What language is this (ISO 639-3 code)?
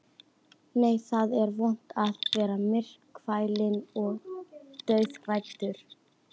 isl